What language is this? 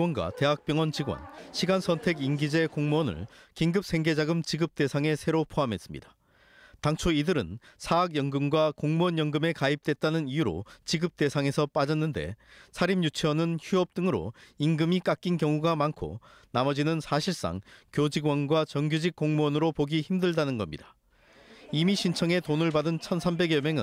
Korean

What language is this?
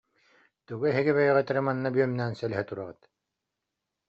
Yakut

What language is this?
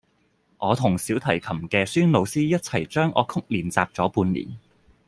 Cantonese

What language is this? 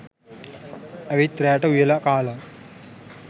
Sinhala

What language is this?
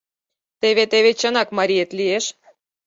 Mari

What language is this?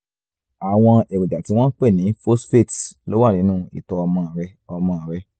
Yoruba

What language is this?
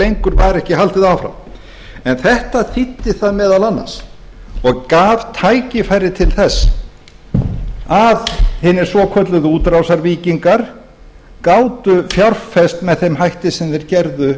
Icelandic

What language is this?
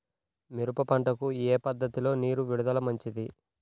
Telugu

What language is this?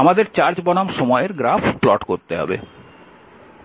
Bangla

